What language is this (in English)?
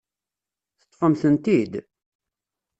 Kabyle